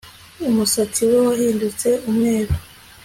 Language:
Kinyarwanda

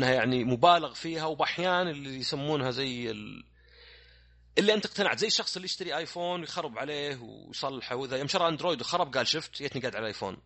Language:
Arabic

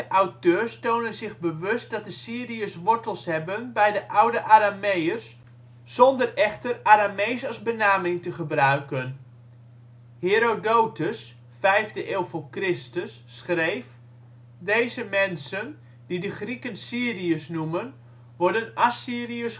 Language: Dutch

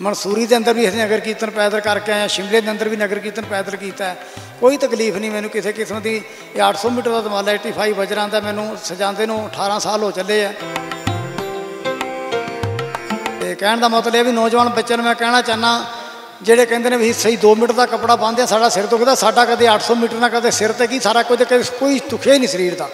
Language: Punjabi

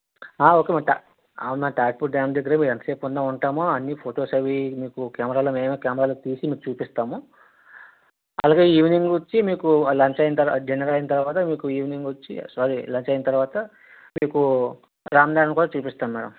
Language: Telugu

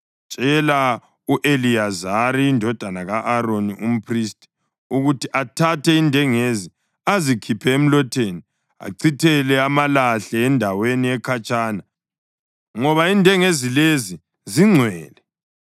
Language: North Ndebele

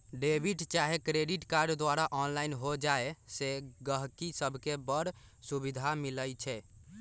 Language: Magahi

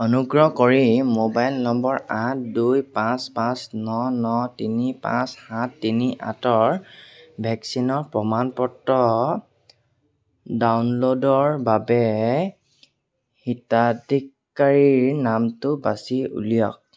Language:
Assamese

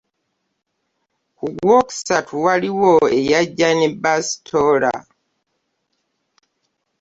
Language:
Ganda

